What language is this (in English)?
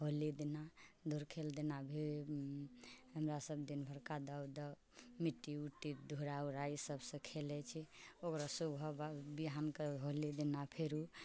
Maithili